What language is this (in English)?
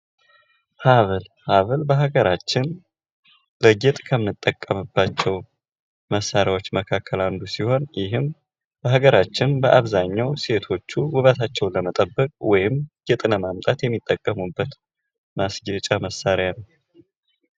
Amharic